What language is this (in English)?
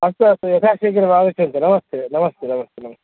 Sanskrit